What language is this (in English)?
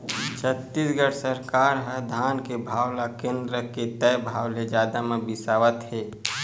Chhattisgarhi